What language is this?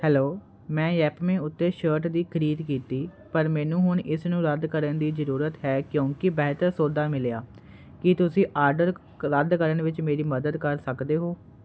Punjabi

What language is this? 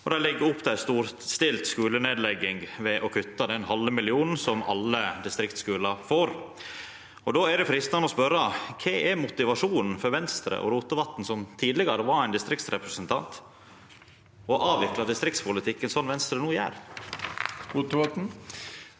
Norwegian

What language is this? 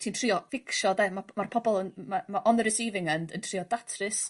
Welsh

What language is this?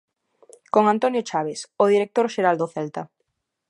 Galician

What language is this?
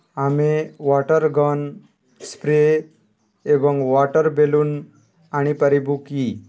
Odia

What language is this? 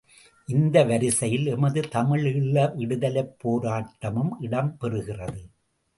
Tamil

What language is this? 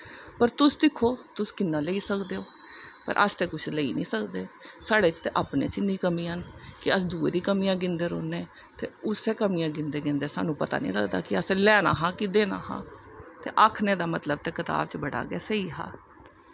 Dogri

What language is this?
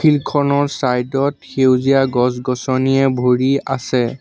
Assamese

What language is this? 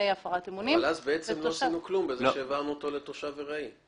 Hebrew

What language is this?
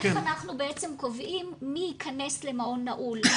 Hebrew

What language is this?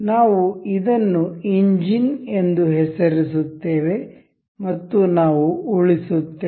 Kannada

